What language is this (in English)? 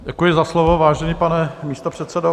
Czech